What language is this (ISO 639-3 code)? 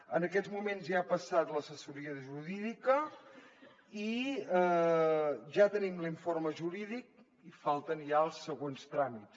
cat